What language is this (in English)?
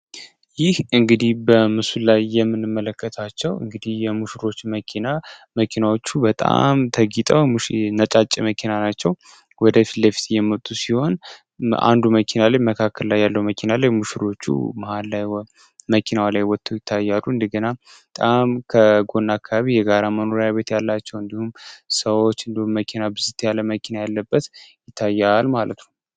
Amharic